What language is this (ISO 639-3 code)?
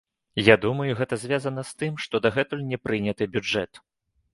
bel